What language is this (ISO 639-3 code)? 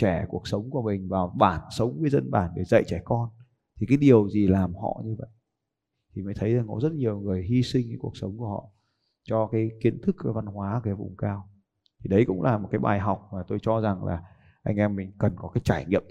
vie